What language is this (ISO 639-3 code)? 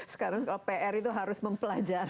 ind